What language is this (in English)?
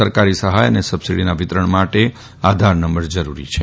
Gujarati